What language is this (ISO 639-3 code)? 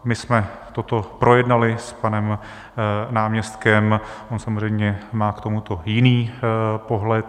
ces